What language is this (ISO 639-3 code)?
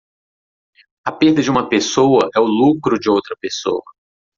por